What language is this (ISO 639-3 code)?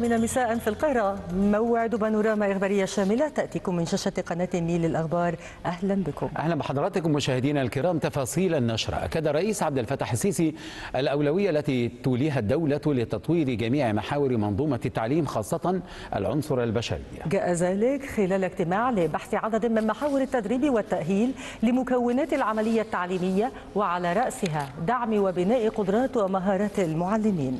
ara